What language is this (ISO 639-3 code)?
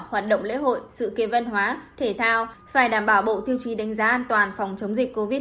vie